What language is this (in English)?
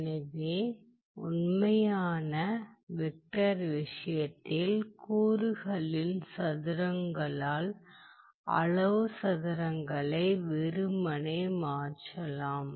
Tamil